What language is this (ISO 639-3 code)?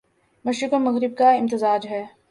urd